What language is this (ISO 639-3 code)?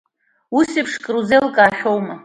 abk